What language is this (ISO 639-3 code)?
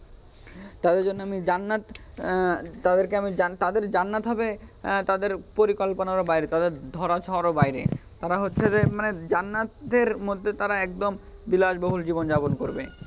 ben